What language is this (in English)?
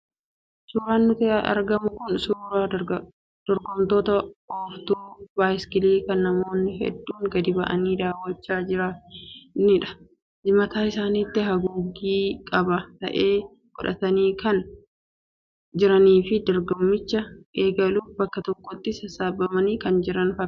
Oromo